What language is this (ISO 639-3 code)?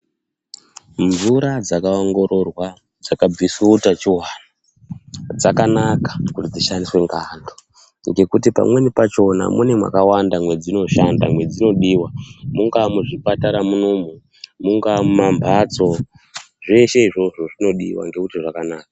ndc